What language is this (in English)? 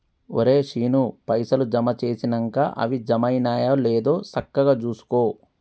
Telugu